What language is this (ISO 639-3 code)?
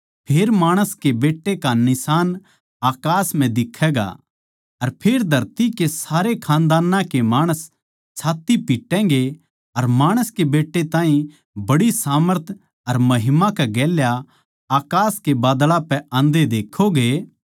bgc